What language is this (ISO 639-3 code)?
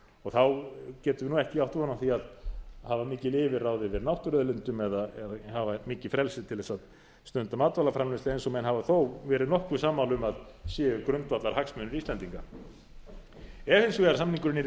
isl